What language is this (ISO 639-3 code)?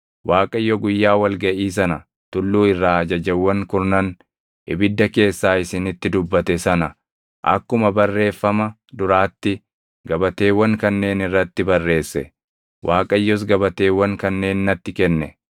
orm